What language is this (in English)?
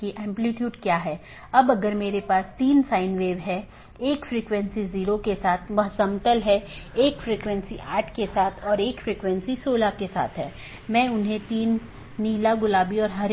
Hindi